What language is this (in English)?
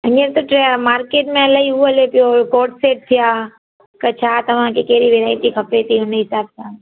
Sindhi